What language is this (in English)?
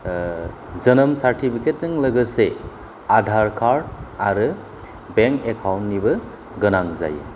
Bodo